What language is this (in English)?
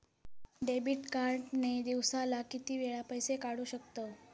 Marathi